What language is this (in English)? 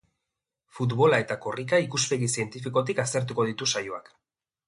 Basque